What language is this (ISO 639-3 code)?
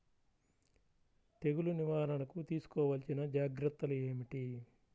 tel